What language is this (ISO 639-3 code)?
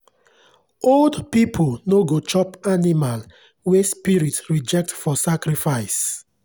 pcm